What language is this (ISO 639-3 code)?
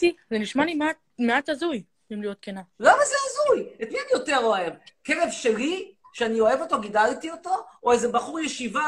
heb